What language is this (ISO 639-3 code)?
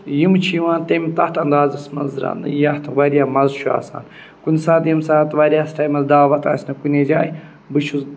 kas